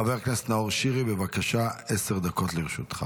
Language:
Hebrew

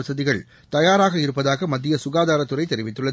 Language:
Tamil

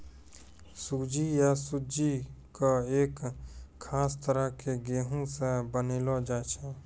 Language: Maithili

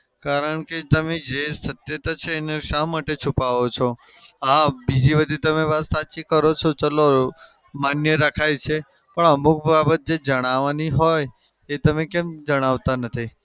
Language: Gujarati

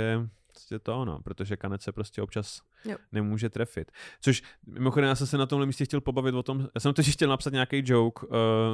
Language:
Czech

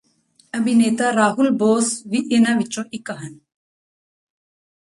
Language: Punjabi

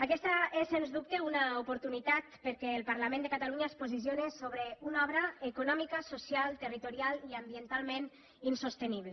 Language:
Catalan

